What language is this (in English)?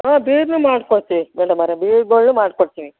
Kannada